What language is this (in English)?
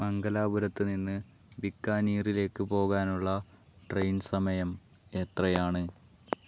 Malayalam